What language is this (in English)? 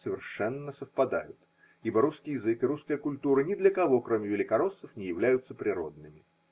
Russian